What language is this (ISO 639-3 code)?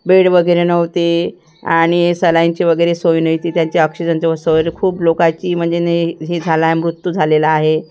mar